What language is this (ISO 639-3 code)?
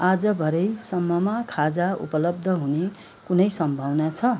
nep